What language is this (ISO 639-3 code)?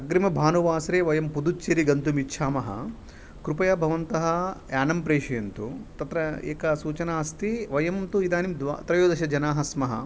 san